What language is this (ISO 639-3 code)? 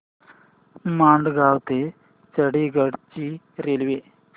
mar